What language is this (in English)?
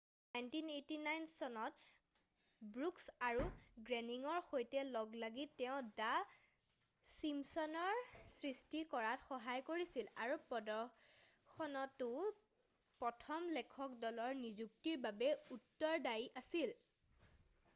Assamese